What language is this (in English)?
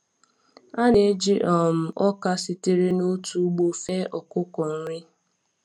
Igbo